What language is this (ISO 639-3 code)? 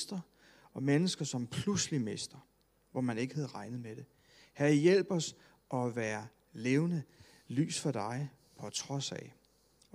dan